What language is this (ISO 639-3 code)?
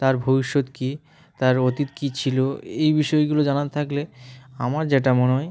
ben